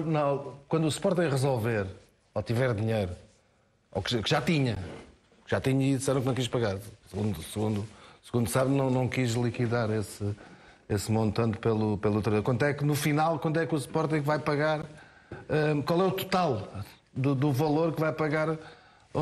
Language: Portuguese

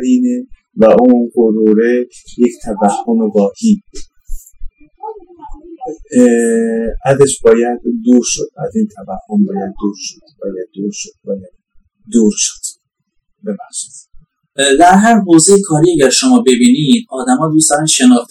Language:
Persian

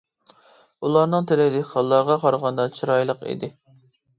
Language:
Uyghur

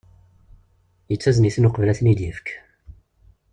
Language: Kabyle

